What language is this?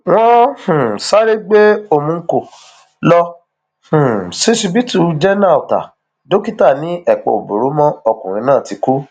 Yoruba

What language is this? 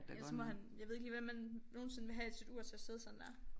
Danish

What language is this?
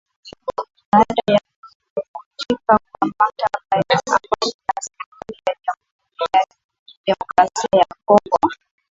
Swahili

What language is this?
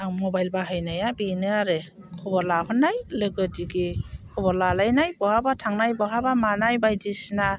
Bodo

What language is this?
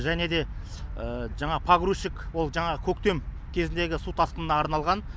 Kazakh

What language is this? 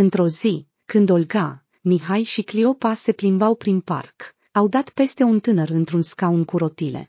Romanian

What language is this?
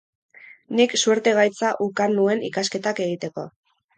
Basque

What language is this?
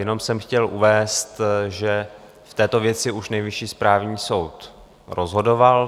Czech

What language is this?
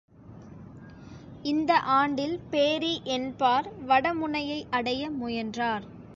Tamil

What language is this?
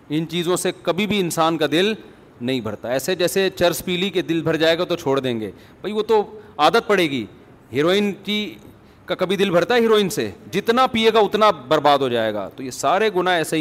Urdu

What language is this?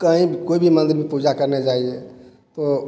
Hindi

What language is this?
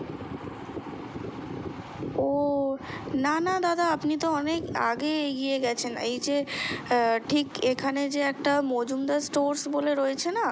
Bangla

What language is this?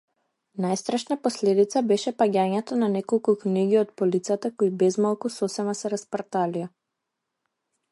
Macedonian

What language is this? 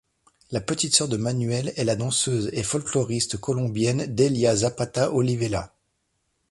French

